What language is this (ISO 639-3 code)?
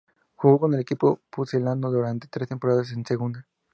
spa